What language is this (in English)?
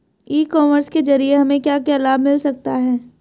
Hindi